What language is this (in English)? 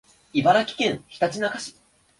Japanese